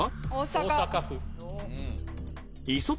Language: Japanese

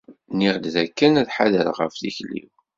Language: Kabyle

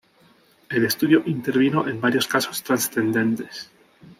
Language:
Spanish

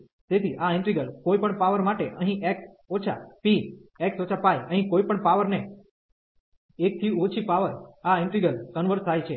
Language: Gujarati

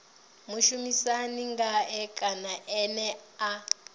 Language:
Venda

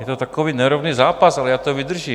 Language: Czech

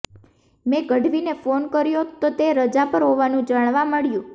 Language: Gujarati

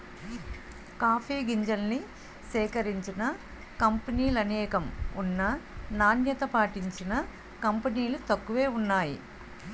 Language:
Telugu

